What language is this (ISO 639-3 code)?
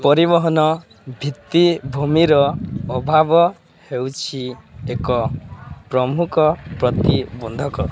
ori